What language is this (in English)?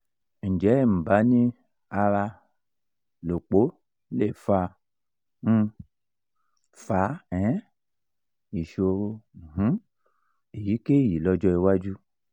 Yoruba